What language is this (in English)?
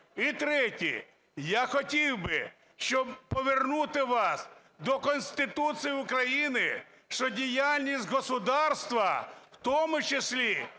Ukrainian